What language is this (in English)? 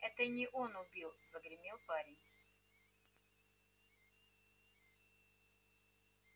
Russian